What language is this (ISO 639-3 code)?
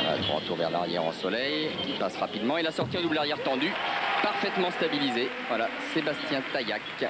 fra